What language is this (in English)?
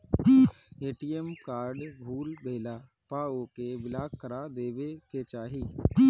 Bhojpuri